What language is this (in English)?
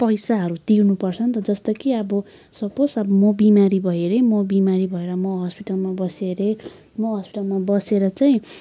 Nepali